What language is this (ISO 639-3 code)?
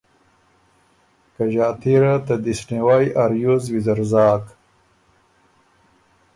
oru